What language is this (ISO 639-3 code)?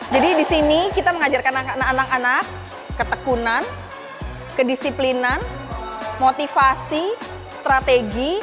ind